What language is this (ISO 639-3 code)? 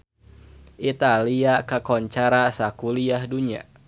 sun